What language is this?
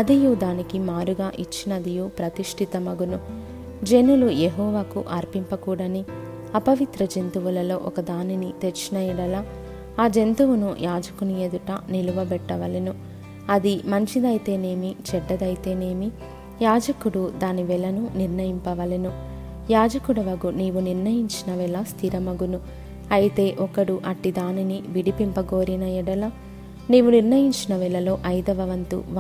Telugu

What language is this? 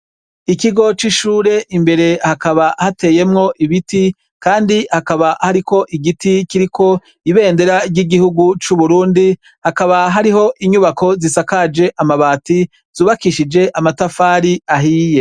Rundi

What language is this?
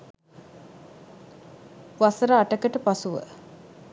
Sinhala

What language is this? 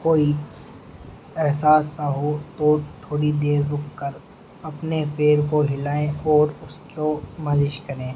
Urdu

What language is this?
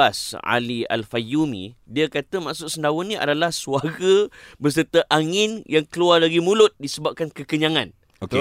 Malay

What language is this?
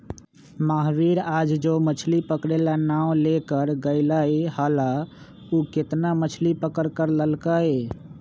Magahi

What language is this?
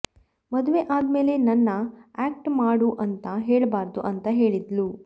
Kannada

